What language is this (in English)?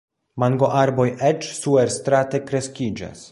Esperanto